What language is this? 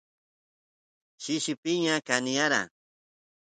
Santiago del Estero Quichua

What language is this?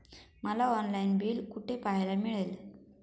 Marathi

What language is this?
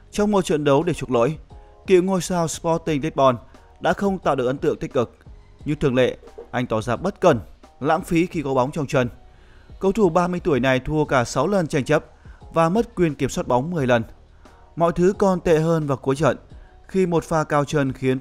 Vietnamese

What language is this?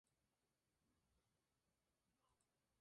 Spanish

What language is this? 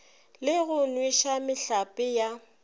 Northern Sotho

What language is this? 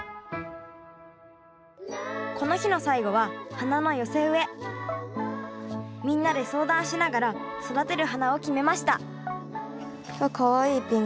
Japanese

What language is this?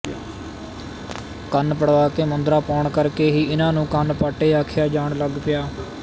Punjabi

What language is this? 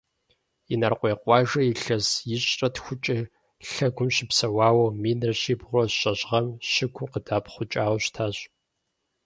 Kabardian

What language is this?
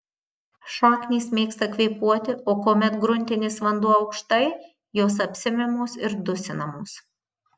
Lithuanian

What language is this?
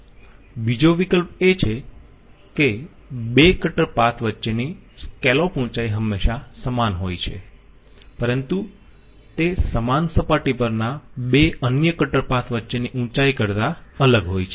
Gujarati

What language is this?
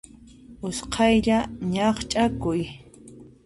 Puno Quechua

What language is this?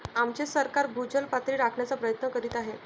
Marathi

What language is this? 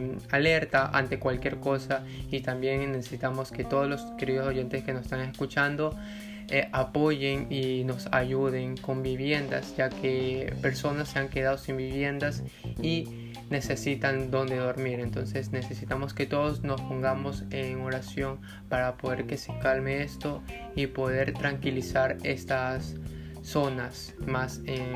Spanish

